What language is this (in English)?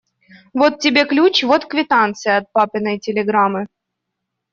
Russian